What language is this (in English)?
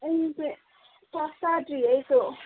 Manipuri